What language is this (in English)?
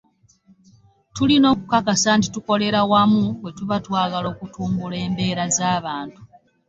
Ganda